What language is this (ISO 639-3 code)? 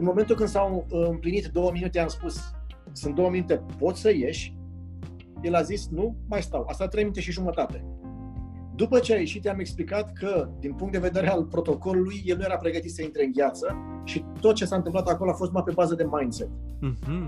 ron